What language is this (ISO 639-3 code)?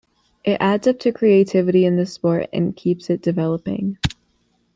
eng